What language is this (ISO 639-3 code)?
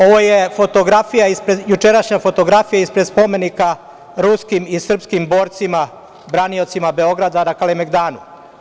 srp